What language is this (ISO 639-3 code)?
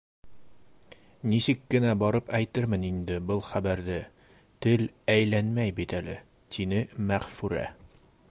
bak